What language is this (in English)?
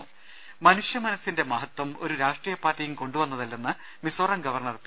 Malayalam